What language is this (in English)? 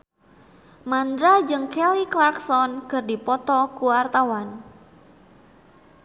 Sundanese